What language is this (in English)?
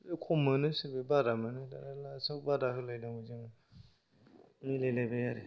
Bodo